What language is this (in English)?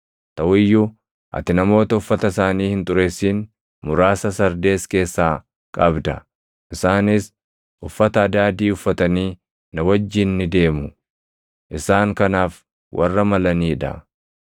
Oromo